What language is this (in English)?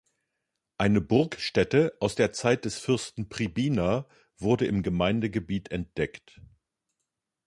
German